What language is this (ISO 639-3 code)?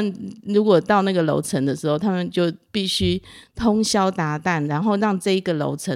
zho